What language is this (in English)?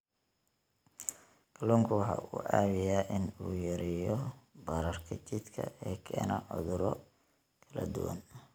Somali